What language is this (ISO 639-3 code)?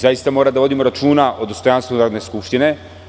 srp